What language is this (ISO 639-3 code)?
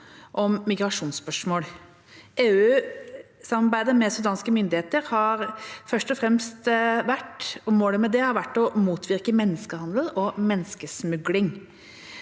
nor